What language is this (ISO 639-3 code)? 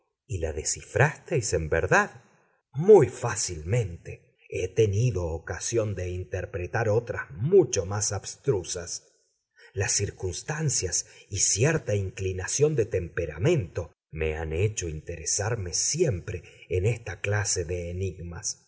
spa